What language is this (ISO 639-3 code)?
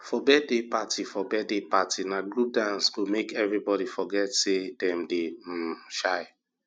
pcm